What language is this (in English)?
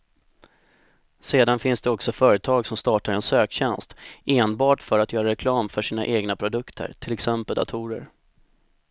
Swedish